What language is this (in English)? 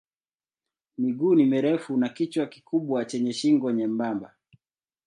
Swahili